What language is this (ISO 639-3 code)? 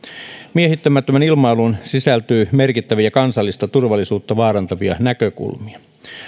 fin